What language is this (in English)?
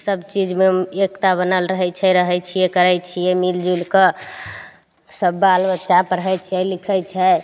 Maithili